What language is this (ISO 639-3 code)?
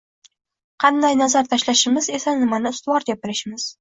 uzb